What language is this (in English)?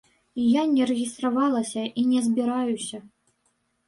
Belarusian